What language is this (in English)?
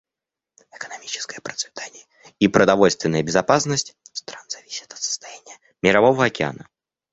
Russian